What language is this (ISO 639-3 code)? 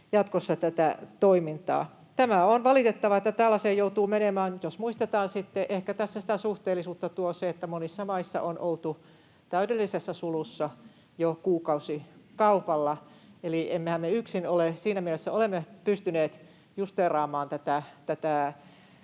fin